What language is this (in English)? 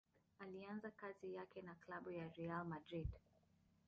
Swahili